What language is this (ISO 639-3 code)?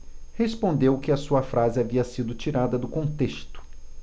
por